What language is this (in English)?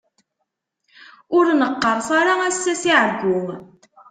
Kabyle